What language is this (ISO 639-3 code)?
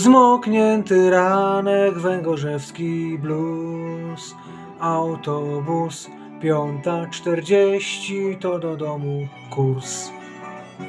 pol